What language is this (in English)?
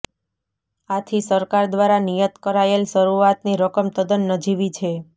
Gujarati